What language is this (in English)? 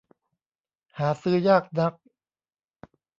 Thai